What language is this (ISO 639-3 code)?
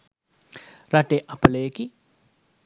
sin